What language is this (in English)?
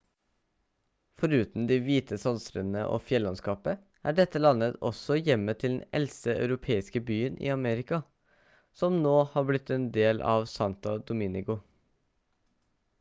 Norwegian Bokmål